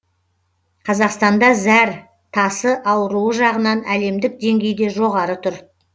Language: Kazakh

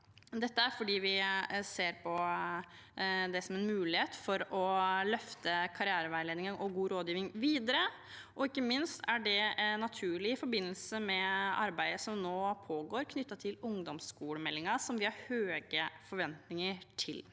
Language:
Norwegian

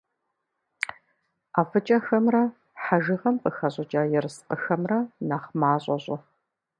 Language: Kabardian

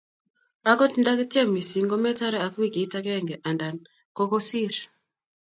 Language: Kalenjin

